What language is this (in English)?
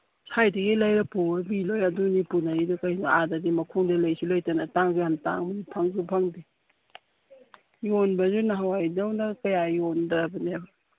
Manipuri